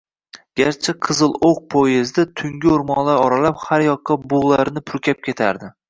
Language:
Uzbek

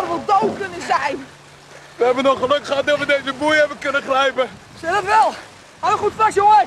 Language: Dutch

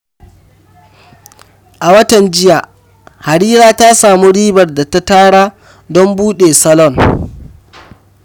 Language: Hausa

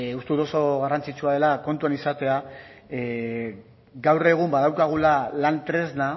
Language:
Basque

